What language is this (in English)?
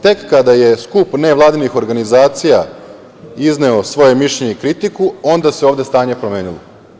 Serbian